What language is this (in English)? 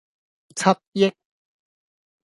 Cantonese